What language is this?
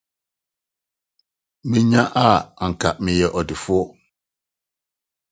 Akan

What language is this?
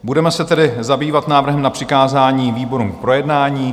Czech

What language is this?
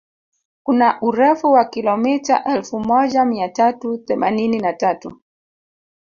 Swahili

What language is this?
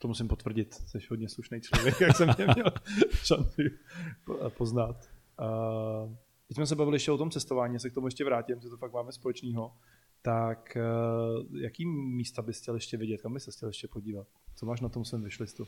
Czech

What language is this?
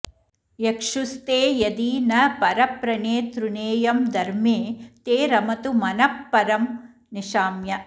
Sanskrit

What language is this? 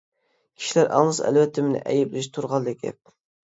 Uyghur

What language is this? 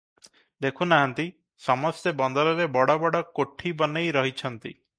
Odia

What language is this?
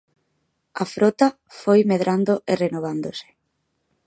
Galician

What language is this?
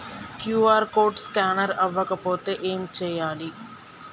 Telugu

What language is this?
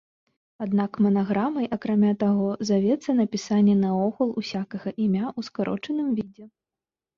Belarusian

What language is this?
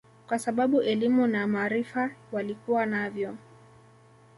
Swahili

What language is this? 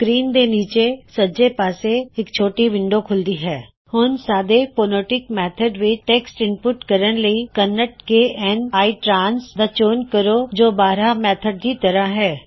Punjabi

